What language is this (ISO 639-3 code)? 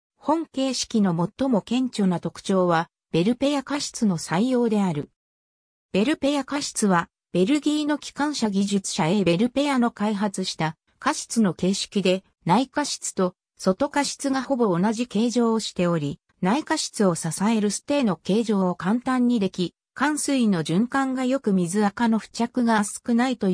jpn